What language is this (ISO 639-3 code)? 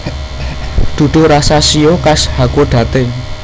jav